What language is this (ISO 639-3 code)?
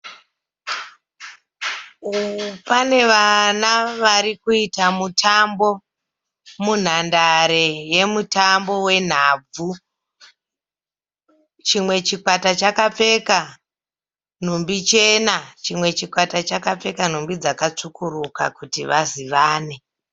sna